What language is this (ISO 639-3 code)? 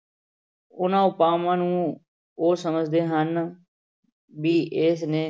pan